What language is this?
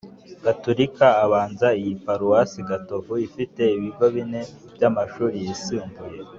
Kinyarwanda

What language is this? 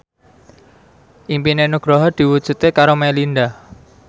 Javanese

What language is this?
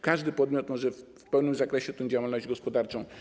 Polish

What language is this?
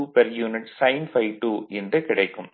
Tamil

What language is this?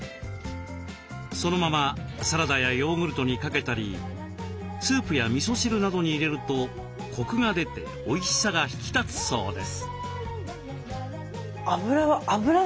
Japanese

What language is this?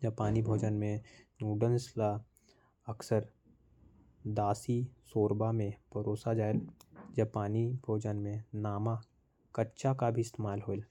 Korwa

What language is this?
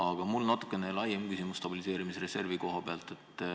Estonian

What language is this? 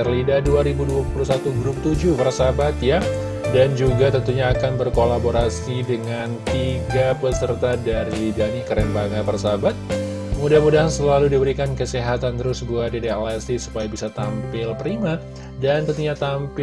Indonesian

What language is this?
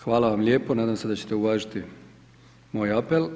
Croatian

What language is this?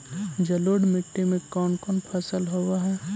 Magahi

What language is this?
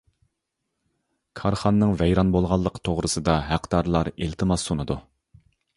Uyghur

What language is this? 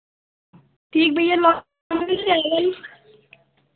Hindi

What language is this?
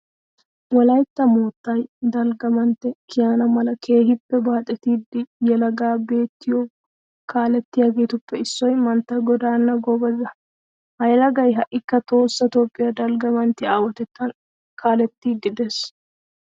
Wolaytta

